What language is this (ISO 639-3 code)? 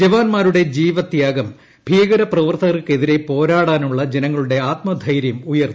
mal